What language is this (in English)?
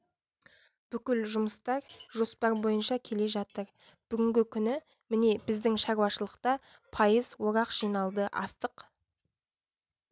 Kazakh